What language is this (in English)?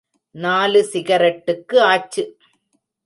Tamil